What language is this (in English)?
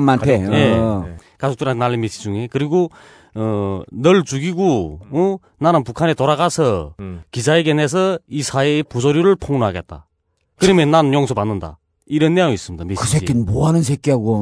Korean